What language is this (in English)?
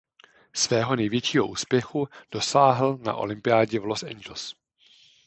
Czech